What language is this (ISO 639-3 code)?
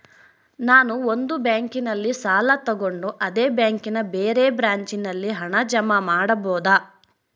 kan